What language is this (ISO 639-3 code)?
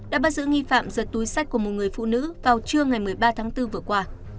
vie